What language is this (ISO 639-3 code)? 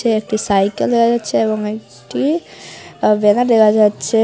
ben